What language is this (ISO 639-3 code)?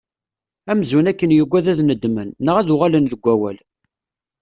kab